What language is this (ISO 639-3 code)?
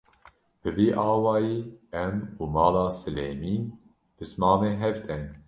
kur